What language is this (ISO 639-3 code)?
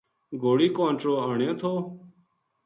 gju